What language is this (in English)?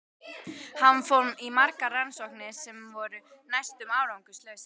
Icelandic